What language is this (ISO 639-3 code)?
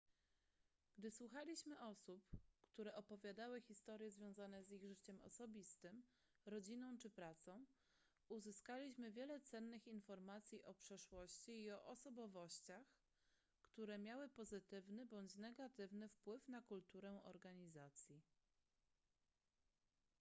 pol